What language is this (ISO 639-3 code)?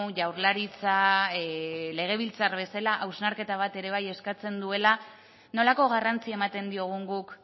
eus